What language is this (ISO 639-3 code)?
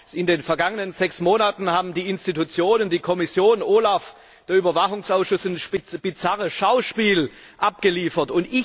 deu